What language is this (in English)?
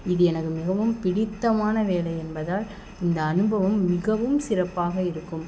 Tamil